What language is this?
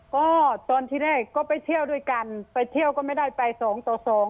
Thai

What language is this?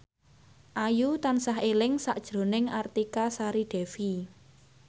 Javanese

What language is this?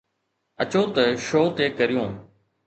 Sindhi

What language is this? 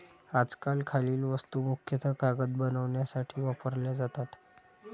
Marathi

